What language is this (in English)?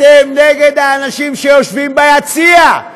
Hebrew